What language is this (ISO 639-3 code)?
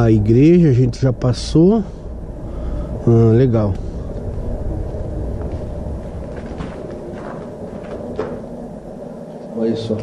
por